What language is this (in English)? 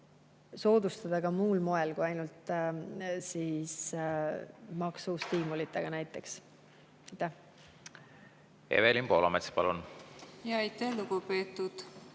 Estonian